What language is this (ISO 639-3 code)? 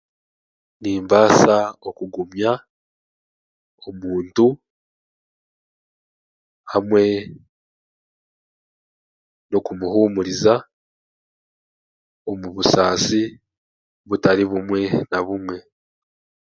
cgg